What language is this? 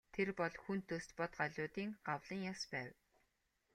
Mongolian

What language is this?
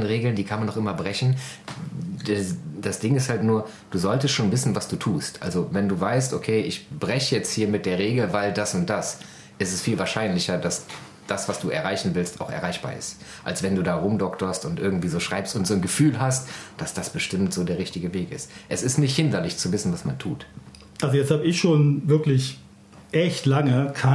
German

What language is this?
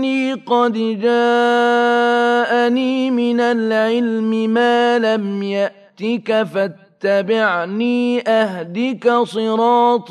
Arabic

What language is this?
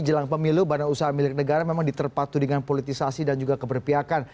Indonesian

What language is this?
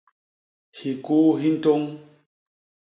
Basaa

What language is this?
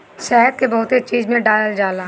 Bhojpuri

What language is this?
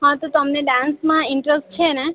Gujarati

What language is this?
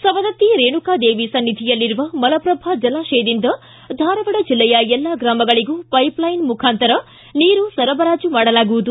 Kannada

